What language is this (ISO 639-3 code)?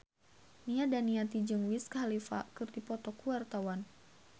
sun